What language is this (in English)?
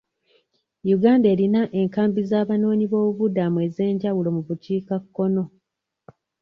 Ganda